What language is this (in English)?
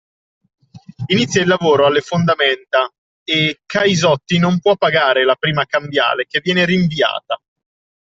Italian